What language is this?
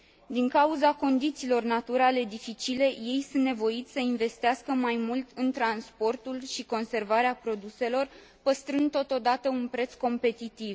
Romanian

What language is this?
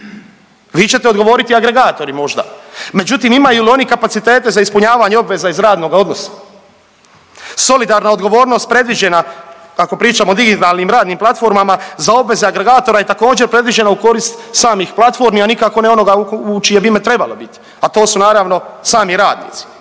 Croatian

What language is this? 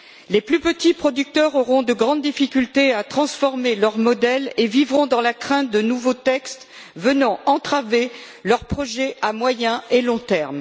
French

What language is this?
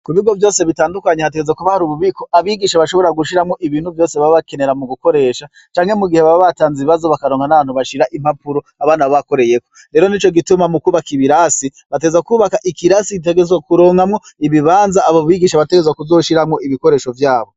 Rundi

